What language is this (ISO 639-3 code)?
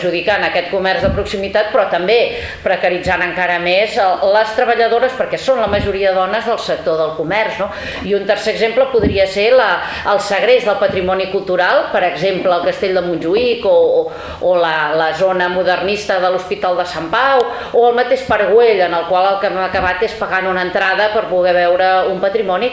cat